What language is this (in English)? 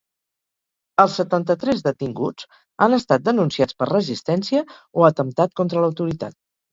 Catalan